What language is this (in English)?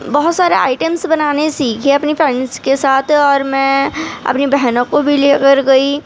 Urdu